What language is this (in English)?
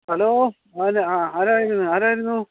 Malayalam